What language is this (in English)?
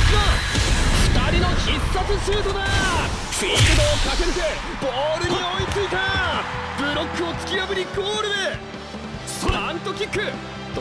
Japanese